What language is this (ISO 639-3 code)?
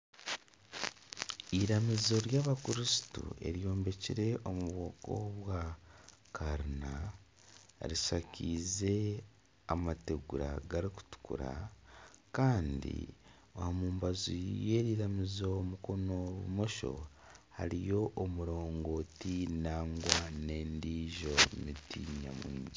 nyn